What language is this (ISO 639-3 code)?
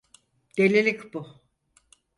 tur